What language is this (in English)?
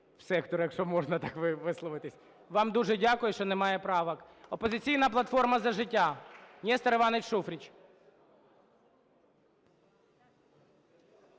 Ukrainian